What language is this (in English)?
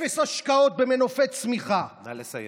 Hebrew